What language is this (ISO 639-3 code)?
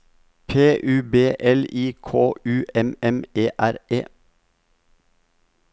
nor